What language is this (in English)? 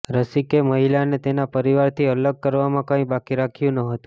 Gujarati